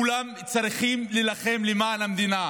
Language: Hebrew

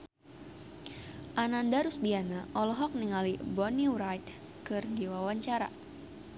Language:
Sundanese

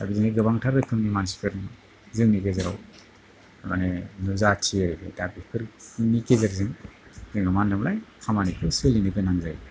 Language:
Bodo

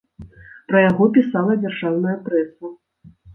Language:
Belarusian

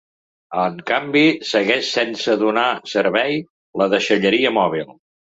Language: Catalan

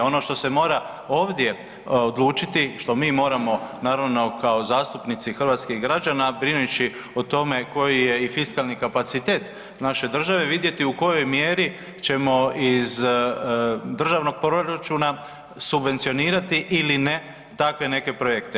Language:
Croatian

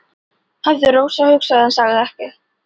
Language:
Icelandic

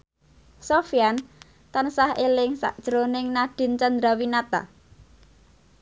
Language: Javanese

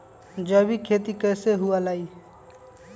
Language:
Magahi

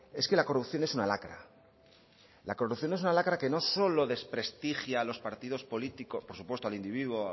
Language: Spanish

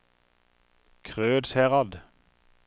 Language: Norwegian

